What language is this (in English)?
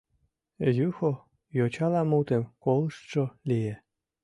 Mari